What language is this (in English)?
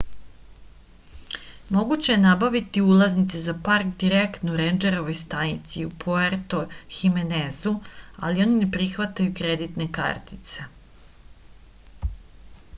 Serbian